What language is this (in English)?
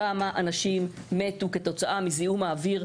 Hebrew